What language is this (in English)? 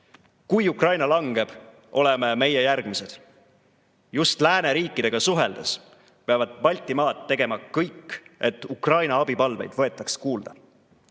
Estonian